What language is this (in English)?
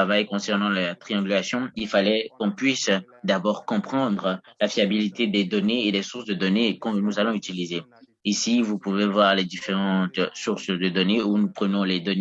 French